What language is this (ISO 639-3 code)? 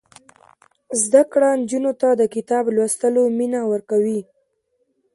pus